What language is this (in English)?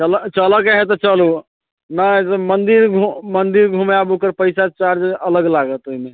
Maithili